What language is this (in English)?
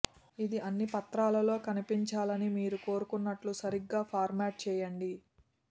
Telugu